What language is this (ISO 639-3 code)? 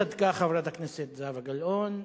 heb